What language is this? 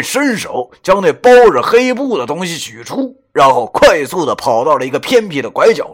Chinese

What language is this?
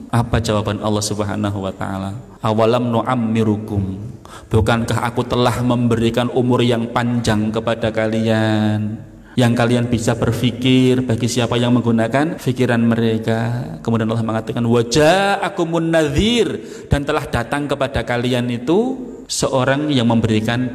Indonesian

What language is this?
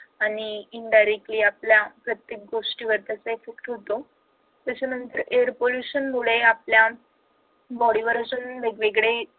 Marathi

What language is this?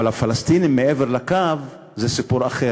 Hebrew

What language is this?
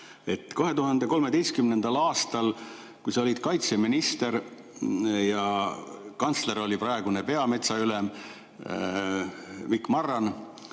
Estonian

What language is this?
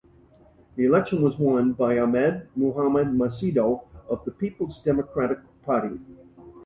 English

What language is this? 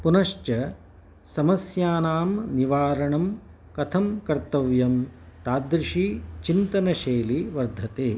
Sanskrit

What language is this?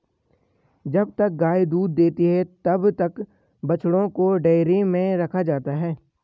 Hindi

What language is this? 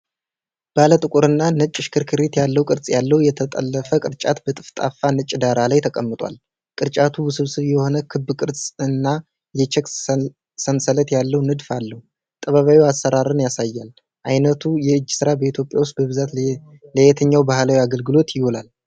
Amharic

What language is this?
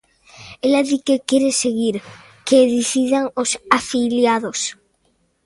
Galician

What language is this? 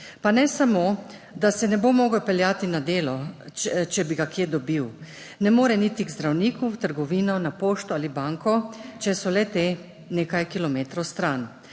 Slovenian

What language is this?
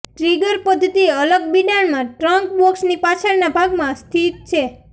Gujarati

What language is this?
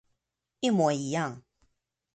Chinese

